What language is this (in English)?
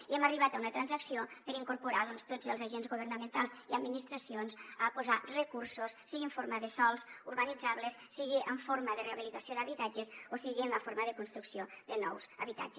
Catalan